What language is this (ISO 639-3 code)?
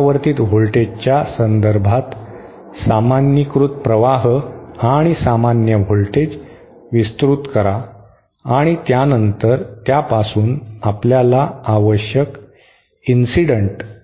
mar